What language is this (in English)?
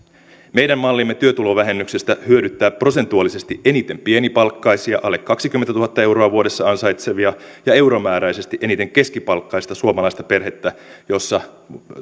Finnish